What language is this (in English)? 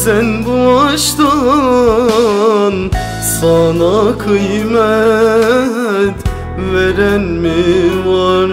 Turkish